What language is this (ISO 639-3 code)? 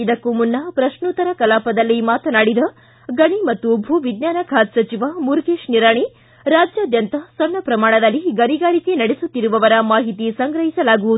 kan